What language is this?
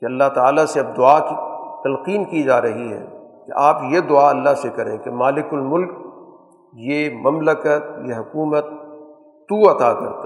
Urdu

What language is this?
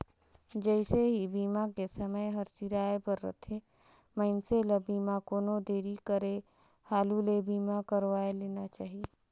Chhattisgarhi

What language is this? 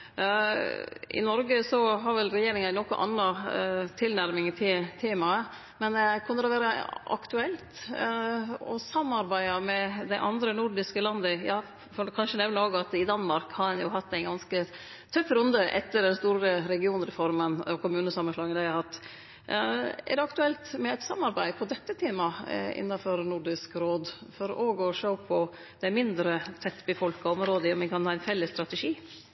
Norwegian Nynorsk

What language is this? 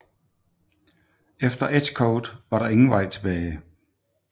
Danish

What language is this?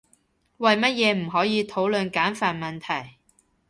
Cantonese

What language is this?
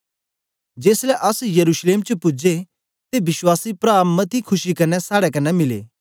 Dogri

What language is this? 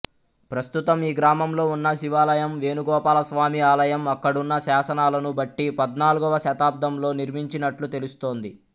Telugu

